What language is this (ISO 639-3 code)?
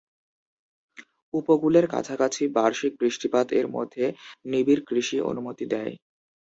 ben